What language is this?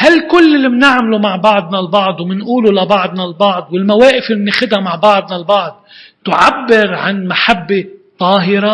Arabic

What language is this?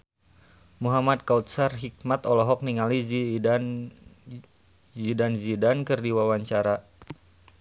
Sundanese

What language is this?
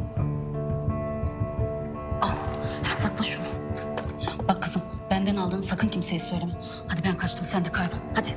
Turkish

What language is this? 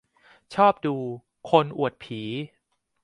Thai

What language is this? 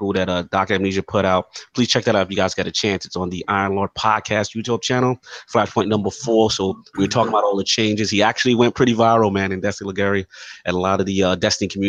English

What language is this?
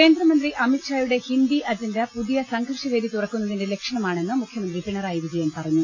Malayalam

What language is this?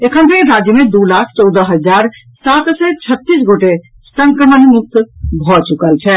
Maithili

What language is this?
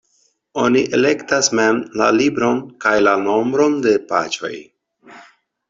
Esperanto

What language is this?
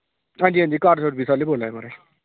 Dogri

